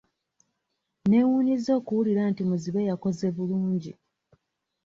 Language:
Ganda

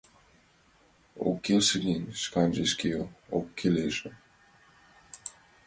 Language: Mari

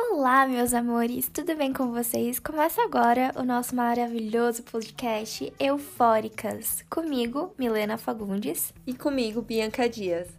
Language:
Portuguese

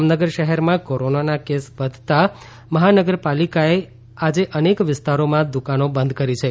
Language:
Gujarati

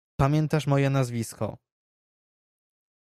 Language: Polish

